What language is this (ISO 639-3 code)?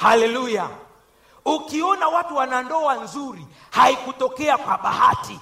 swa